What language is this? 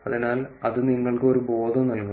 Malayalam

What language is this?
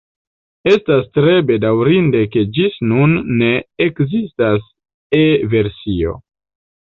Esperanto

